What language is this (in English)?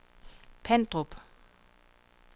Danish